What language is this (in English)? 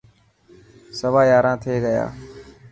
Dhatki